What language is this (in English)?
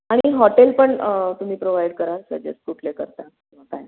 Marathi